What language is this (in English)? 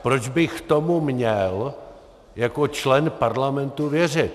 Czech